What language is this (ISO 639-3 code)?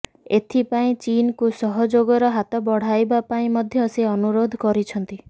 ori